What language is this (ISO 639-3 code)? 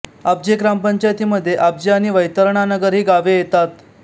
mar